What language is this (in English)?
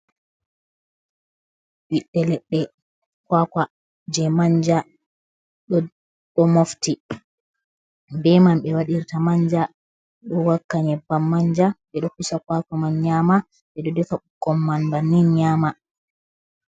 Fula